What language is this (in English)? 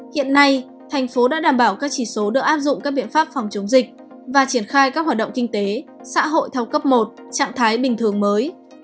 Vietnamese